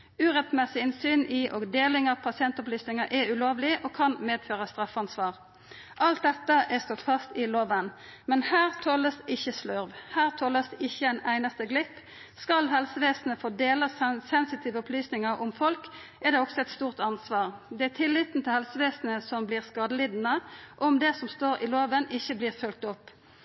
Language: Norwegian Nynorsk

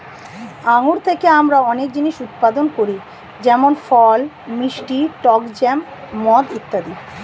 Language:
Bangla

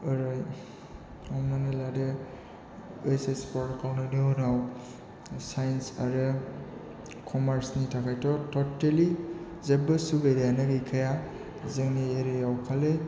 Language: Bodo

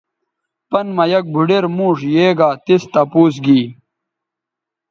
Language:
Bateri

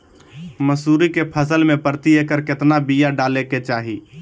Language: Magahi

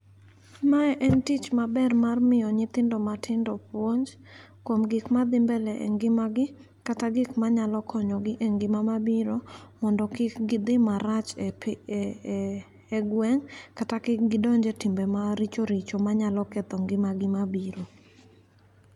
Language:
Luo (Kenya and Tanzania)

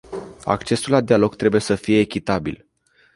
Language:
Romanian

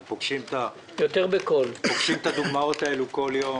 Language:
Hebrew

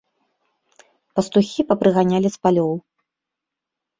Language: Belarusian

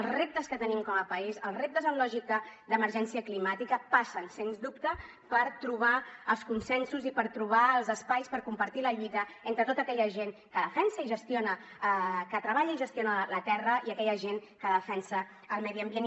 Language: Catalan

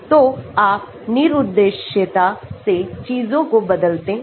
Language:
Hindi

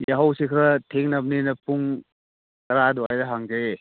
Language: Manipuri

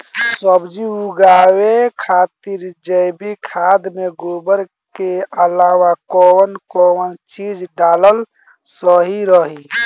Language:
Bhojpuri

